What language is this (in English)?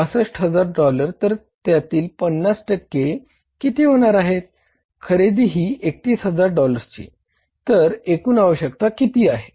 Marathi